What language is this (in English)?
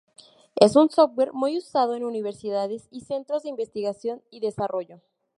Spanish